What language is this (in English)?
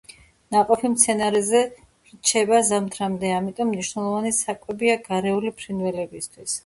Georgian